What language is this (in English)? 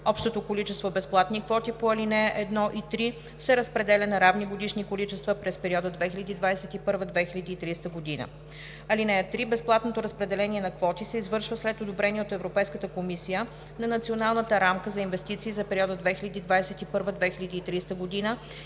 Bulgarian